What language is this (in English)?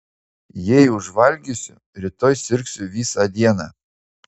Lithuanian